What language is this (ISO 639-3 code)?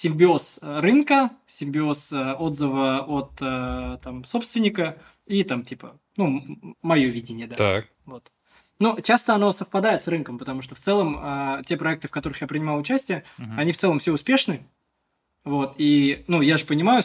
rus